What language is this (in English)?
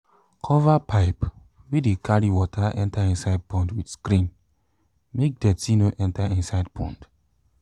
Nigerian Pidgin